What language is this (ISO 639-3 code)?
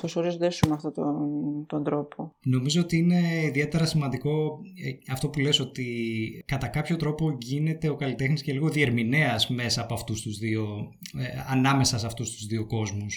ell